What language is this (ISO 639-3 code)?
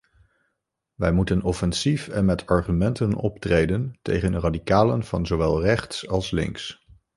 nld